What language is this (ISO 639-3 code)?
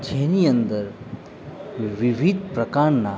guj